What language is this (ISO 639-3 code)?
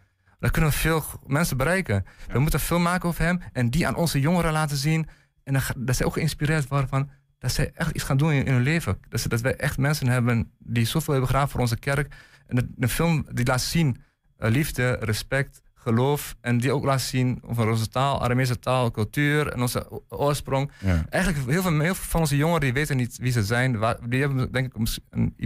nld